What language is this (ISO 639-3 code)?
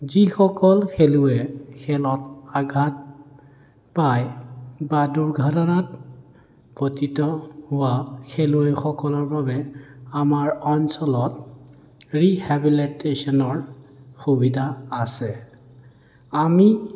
asm